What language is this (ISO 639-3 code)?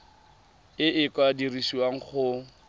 tsn